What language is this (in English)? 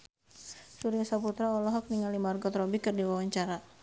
Sundanese